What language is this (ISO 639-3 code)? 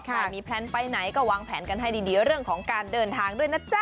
tha